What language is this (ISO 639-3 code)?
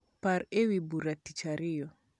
luo